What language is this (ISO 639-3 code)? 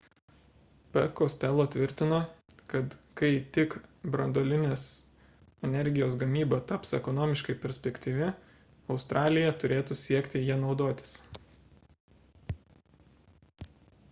lit